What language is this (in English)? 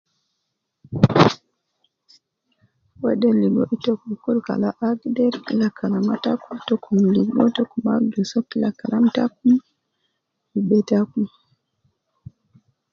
Nubi